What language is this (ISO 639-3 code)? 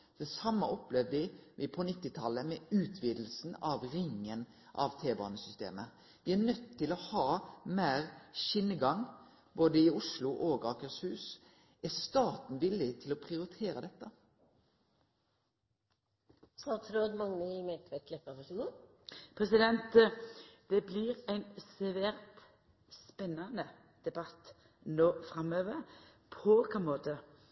nno